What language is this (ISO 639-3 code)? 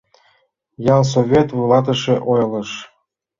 chm